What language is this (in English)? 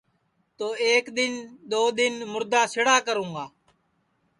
Sansi